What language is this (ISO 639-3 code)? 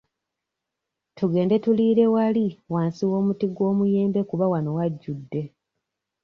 lug